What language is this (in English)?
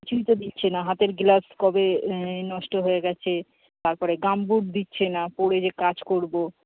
Bangla